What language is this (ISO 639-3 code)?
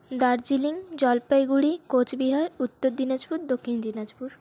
ben